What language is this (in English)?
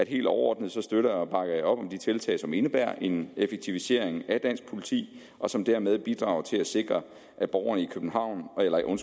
Danish